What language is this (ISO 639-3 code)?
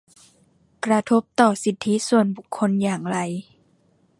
tha